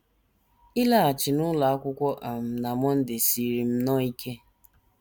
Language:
Igbo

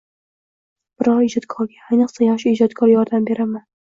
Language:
Uzbek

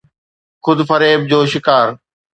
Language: Sindhi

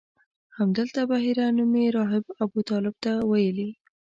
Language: Pashto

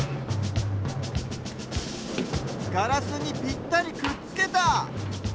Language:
Japanese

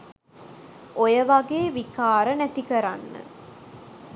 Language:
Sinhala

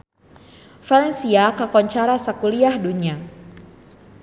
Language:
Sundanese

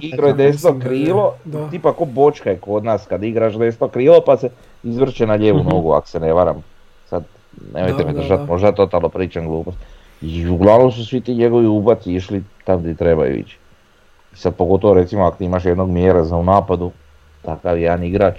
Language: Croatian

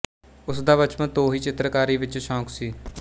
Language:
Punjabi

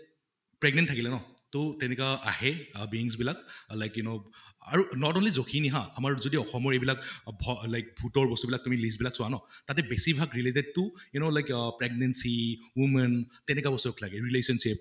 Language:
Assamese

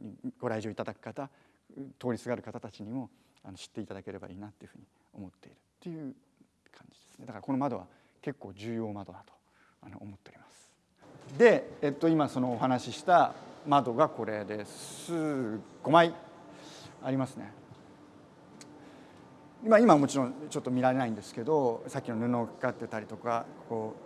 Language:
Japanese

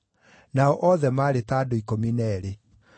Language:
Kikuyu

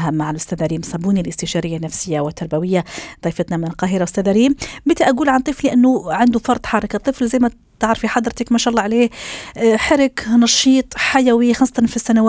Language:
Arabic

